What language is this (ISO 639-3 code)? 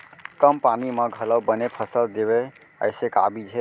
hne